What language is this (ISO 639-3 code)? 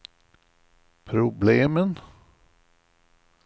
swe